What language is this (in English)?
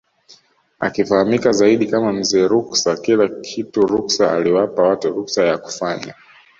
Swahili